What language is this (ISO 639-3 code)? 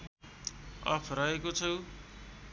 nep